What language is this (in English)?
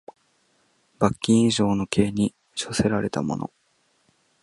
Japanese